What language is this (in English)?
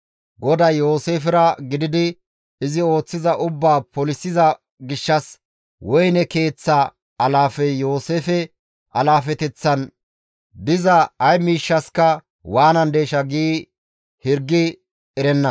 Gamo